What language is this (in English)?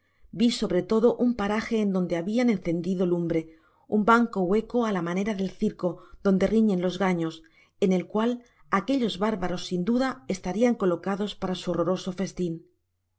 Spanish